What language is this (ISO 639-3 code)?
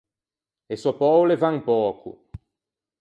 lij